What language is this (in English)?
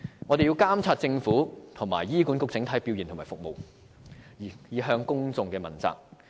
Cantonese